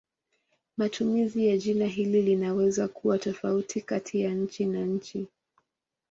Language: Swahili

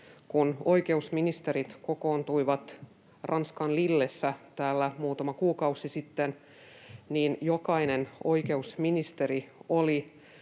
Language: Finnish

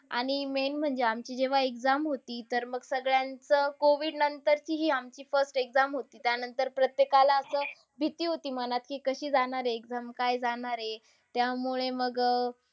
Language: Marathi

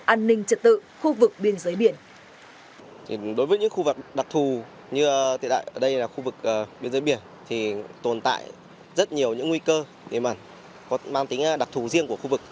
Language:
Vietnamese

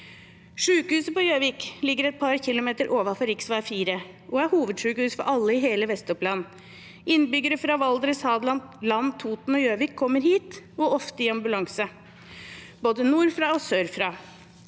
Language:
Norwegian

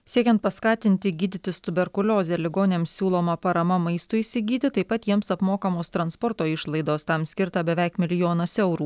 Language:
Lithuanian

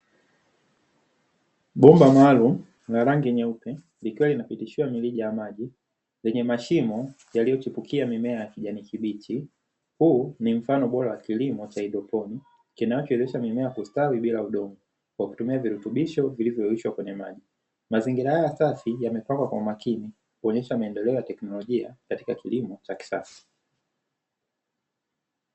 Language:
Swahili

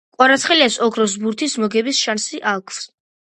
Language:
Georgian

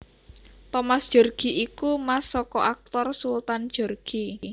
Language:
Javanese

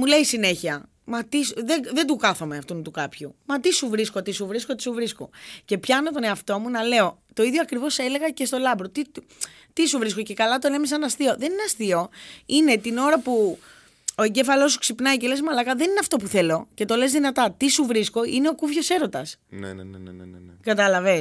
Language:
Greek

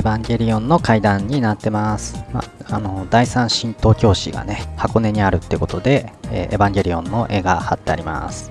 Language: Japanese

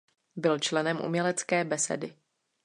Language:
Czech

